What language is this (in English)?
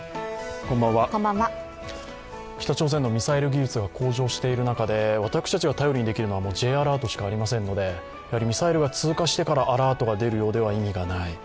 Japanese